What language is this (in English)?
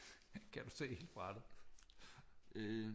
Danish